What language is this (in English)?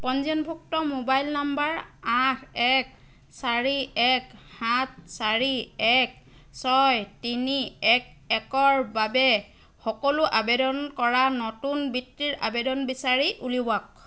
Assamese